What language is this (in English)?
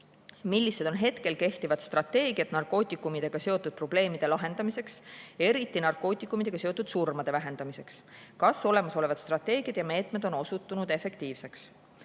Estonian